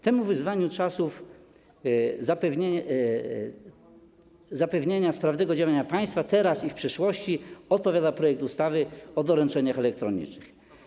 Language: Polish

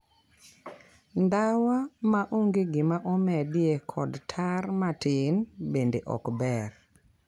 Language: Luo (Kenya and Tanzania)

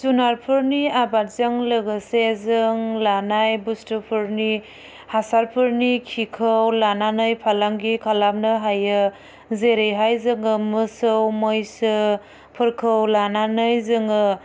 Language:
Bodo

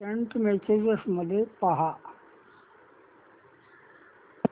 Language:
Marathi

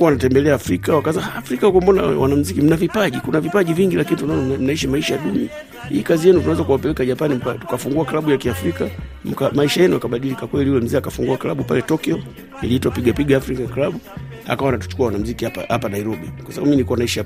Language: Swahili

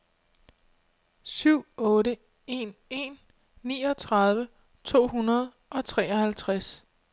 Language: Danish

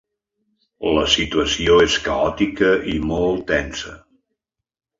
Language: Catalan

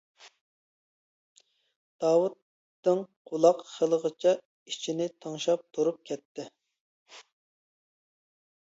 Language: Uyghur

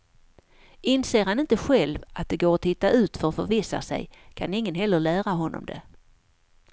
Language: Swedish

